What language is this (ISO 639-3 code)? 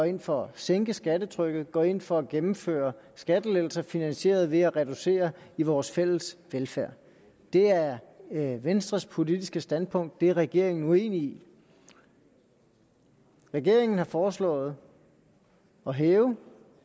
dan